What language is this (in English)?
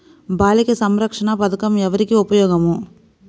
Telugu